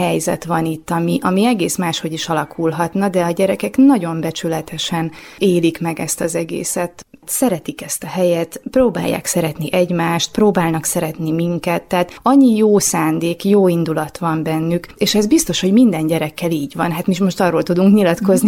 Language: Hungarian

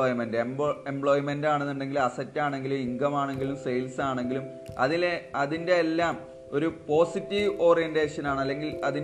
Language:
Malayalam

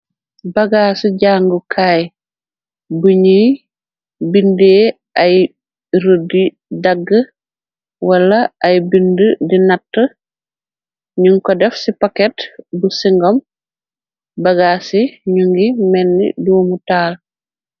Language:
Wolof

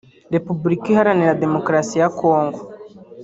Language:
Kinyarwanda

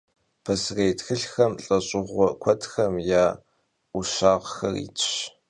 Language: Kabardian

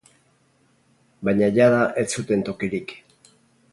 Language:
Basque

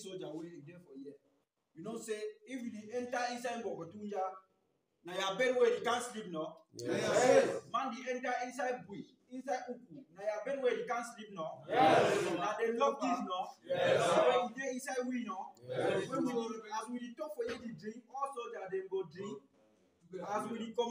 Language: English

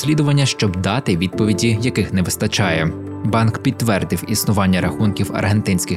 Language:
Ukrainian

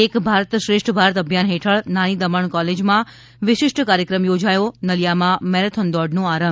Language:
Gujarati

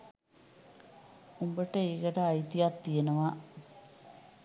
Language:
Sinhala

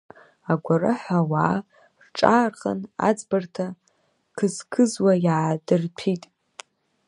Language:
Abkhazian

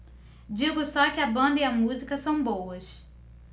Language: Portuguese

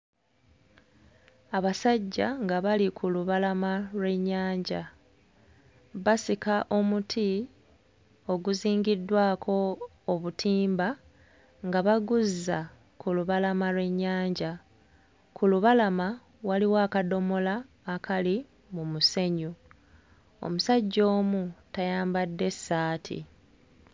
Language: Ganda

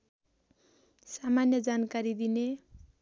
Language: Nepali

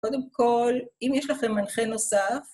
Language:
Hebrew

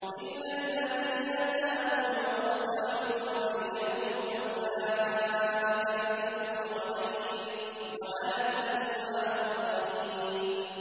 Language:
Arabic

